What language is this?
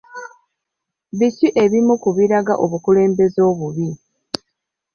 Ganda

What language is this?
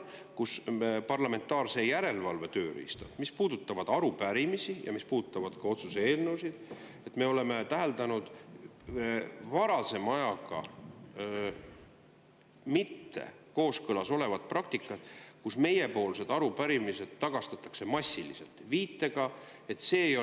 Estonian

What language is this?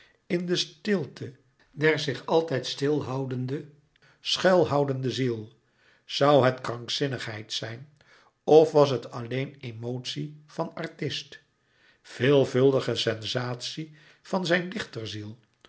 Dutch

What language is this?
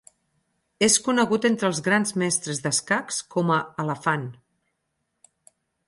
Catalan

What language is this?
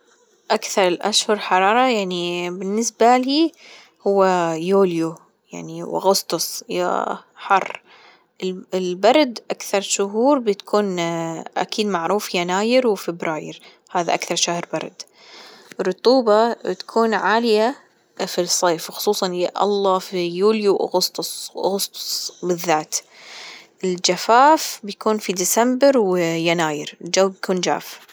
Gulf Arabic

